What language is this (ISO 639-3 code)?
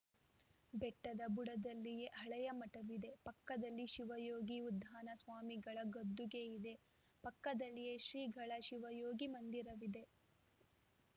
kan